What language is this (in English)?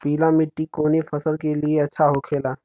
Bhojpuri